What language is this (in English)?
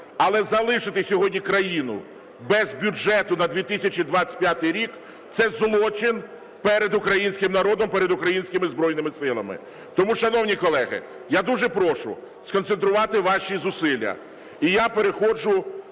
Ukrainian